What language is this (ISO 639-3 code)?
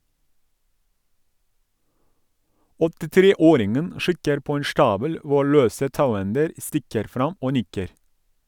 nor